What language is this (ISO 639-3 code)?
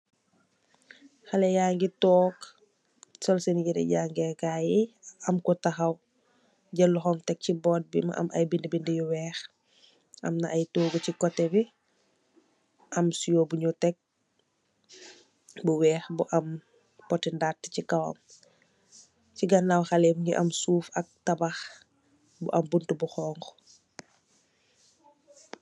wol